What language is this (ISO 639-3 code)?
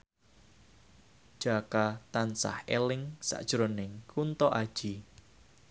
jav